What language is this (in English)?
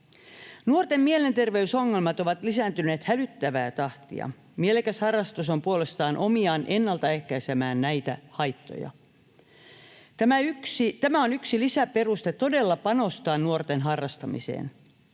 Finnish